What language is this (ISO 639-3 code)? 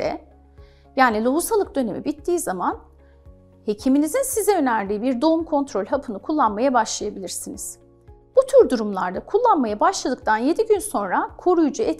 tur